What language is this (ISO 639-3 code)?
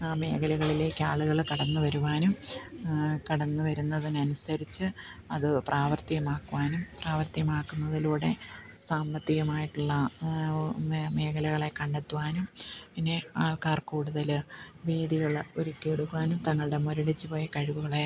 mal